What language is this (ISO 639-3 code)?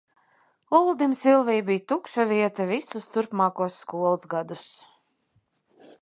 lav